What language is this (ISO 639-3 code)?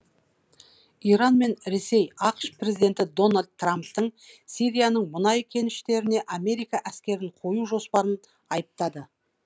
kaz